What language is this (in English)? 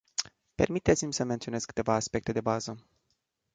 Romanian